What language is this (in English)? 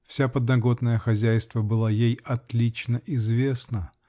Russian